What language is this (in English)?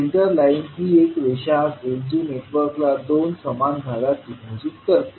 Marathi